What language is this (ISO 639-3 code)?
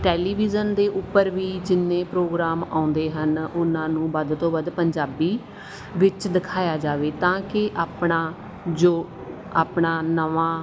pan